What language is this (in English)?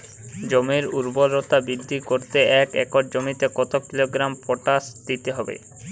Bangla